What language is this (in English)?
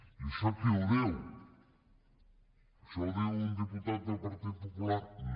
Catalan